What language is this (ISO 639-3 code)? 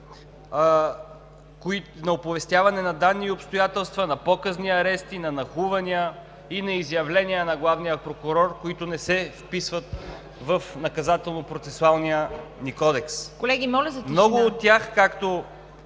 bul